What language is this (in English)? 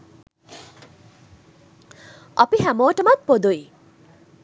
Sinhala